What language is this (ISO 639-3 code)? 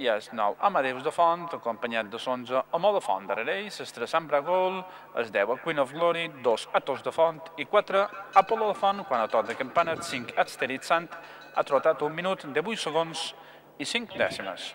ita